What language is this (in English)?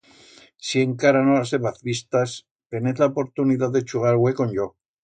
Aragonese